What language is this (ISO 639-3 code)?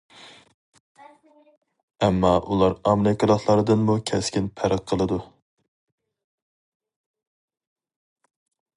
uig